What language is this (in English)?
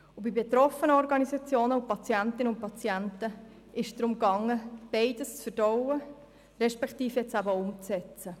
Swiss German